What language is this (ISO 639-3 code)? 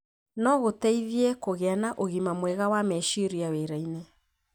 kik